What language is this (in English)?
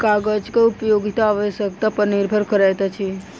Maithili